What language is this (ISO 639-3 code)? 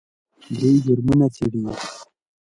pus